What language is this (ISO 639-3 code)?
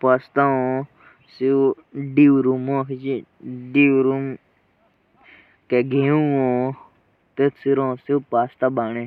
jns